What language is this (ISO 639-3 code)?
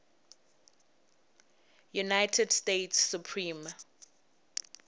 tso